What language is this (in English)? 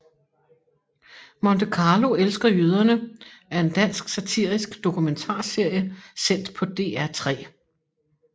Danish